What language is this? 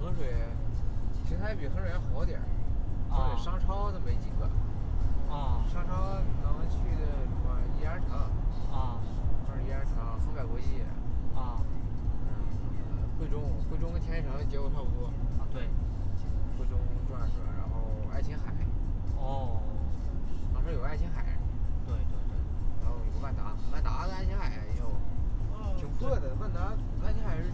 Chinese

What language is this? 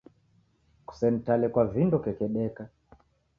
Taita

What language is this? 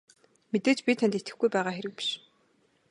Mongolian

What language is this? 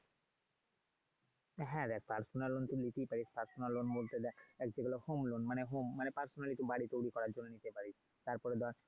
Bangla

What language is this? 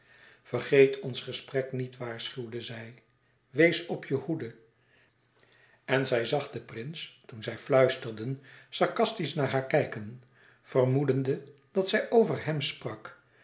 Dutch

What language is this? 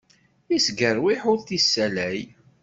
Kabyle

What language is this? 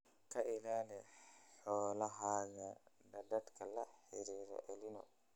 Somali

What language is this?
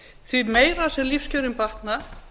Icelandic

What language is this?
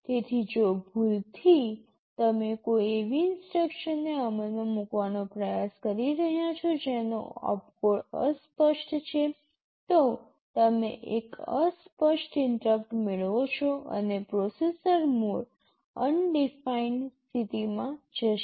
Gujarati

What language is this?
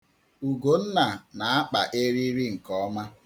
Igbo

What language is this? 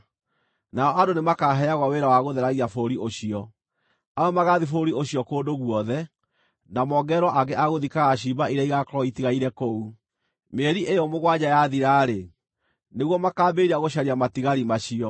Kikuyu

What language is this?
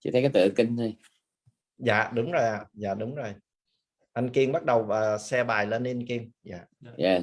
Vietnamese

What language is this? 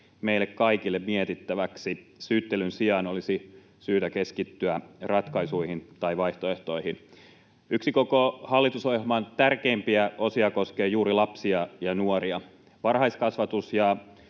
Finnish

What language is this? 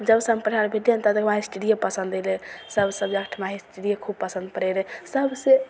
Maithili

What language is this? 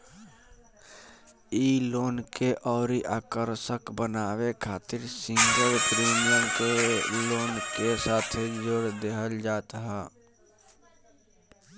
Bhojpuri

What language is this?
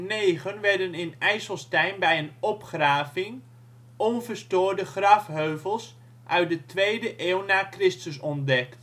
Dutch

